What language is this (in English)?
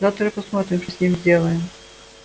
Russian